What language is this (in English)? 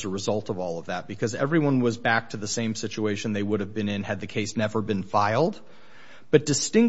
English